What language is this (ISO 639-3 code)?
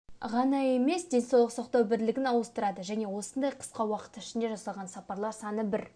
kaz